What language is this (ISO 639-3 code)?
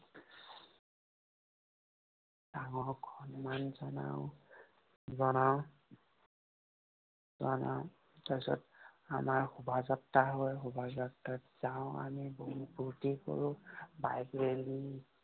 asm